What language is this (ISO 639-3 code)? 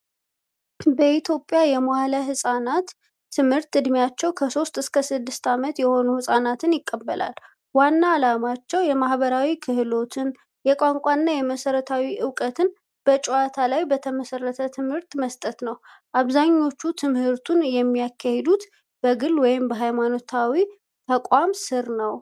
amh